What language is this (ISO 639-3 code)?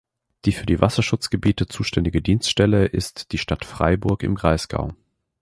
deu